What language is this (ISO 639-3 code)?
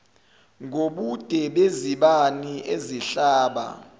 zul